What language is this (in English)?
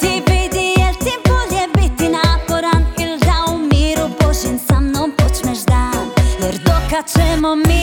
Croatian